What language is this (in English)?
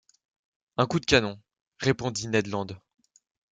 French